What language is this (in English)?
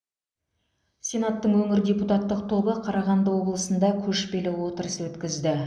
Kazakh